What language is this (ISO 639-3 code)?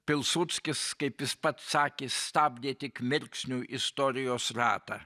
lit